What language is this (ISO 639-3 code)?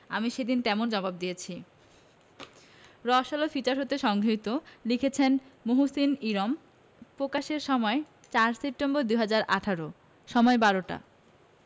ben